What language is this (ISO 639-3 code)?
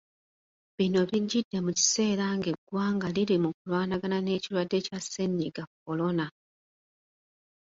lug